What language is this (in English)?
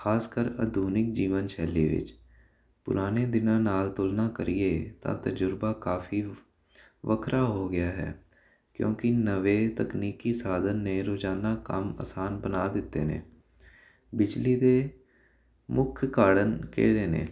Punjabi